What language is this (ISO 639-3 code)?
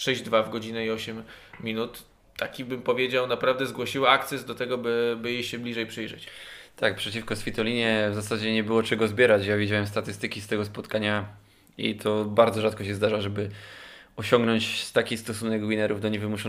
pol